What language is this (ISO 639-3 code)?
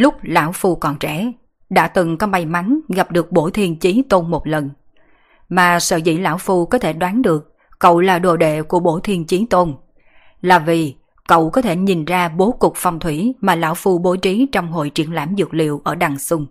vie